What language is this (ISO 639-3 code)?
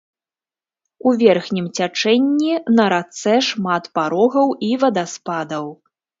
bel